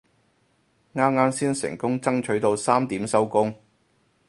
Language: Cantonese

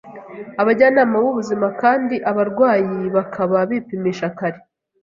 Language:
Kinyarwanda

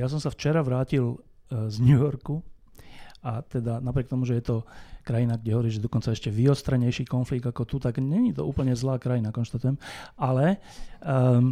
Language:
Slovak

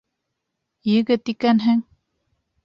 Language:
Bashkir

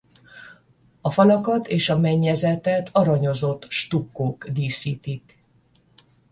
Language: Hungarian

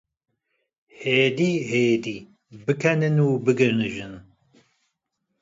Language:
Kurdish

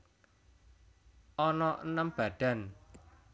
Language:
Javanese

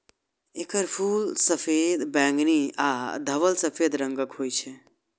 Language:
Maithili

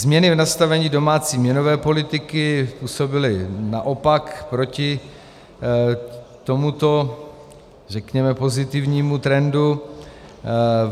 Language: Czech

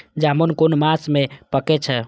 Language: Maithili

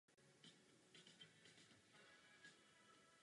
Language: Czech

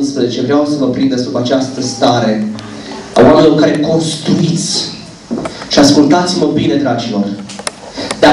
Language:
Romanian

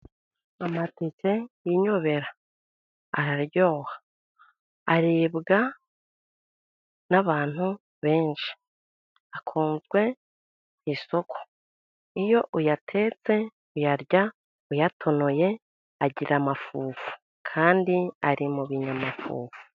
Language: Kinyarwanda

